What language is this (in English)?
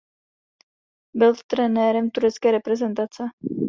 Czech